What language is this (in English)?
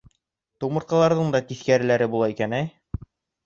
Bashkir